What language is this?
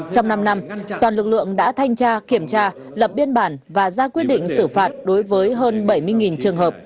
Vietnamese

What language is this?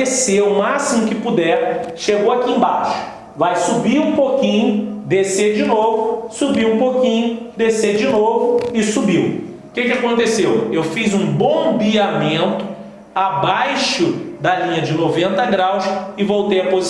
Portuguese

